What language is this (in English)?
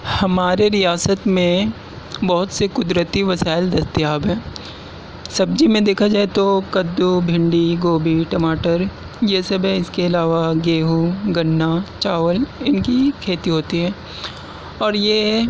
Urdu